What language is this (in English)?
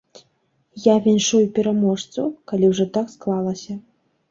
Belarusian